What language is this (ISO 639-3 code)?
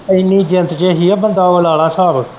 pan